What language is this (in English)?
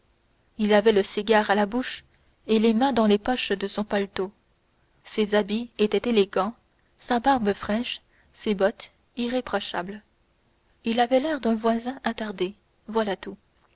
French